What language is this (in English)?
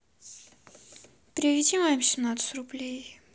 Russian